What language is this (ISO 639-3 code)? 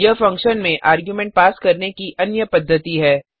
hin